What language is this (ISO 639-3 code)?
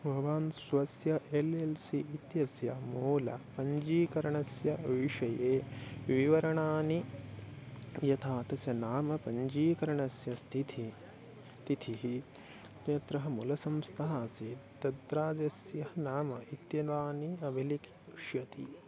san